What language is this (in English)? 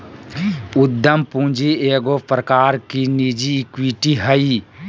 Magahi